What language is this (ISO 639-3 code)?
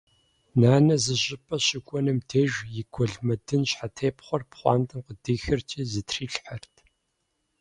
kbd